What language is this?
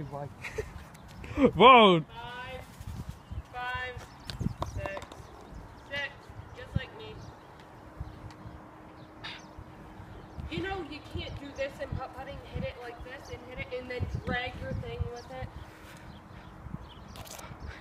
English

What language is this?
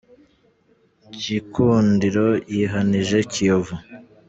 Kinyarwanda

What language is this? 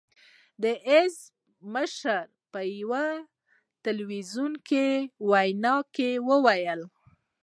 Pashto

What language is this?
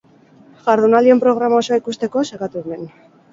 Basque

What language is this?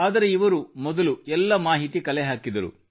Kannada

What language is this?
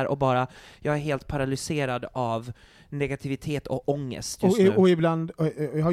Swedish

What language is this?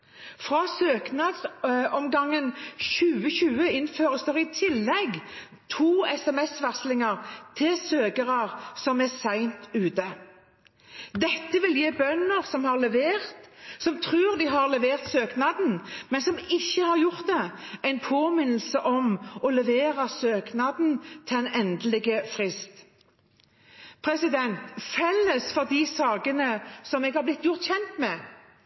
Norwegian Bokmål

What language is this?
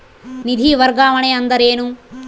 Kannada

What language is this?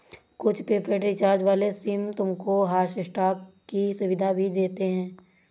Hindi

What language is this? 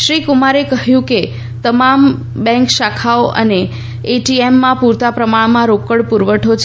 Gujarati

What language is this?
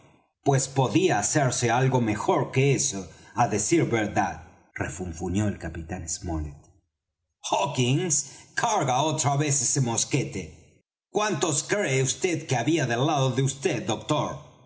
Spanish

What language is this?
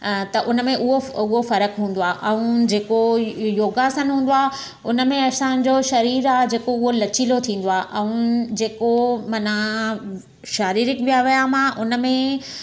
Sindhi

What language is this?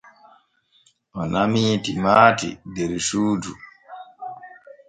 Borgu Fulfulde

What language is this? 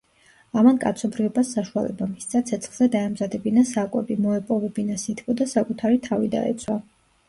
Georgian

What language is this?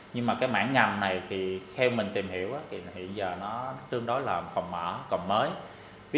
Vietnamese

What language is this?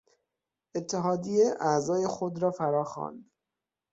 Persian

